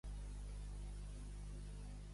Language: Catalan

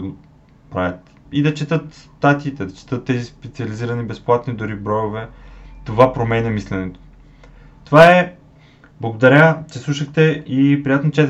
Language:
Bulgarian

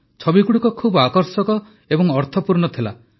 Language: Odia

